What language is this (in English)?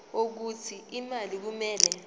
Zulu